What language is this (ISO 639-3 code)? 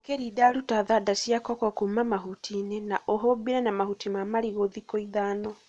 kik